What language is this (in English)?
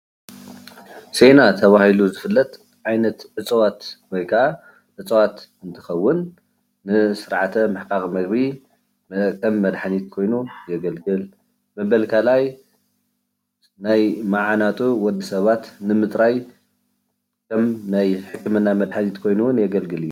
Tigrinya